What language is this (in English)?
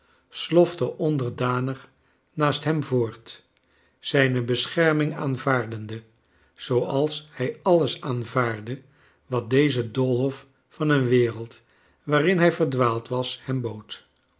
Dutch